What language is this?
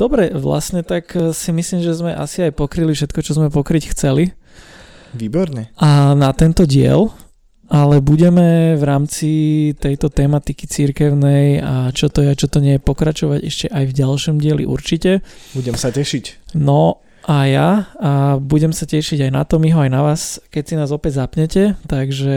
Slovak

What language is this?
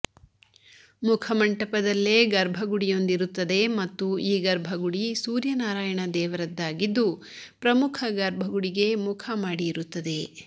Kannada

